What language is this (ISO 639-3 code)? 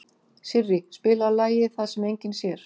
isl